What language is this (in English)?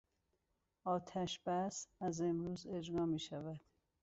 Persian